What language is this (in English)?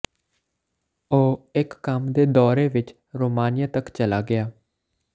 Punjabi